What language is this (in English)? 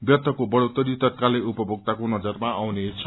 Nepali